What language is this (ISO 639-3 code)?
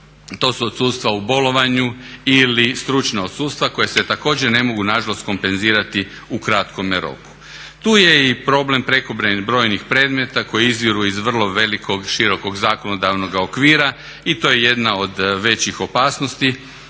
hrv